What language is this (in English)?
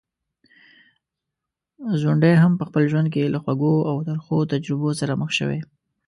Pashto